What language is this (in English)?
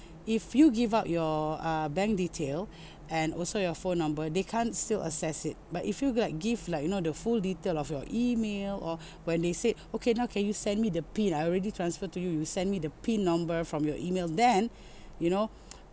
English